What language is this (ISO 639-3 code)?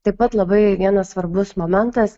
lit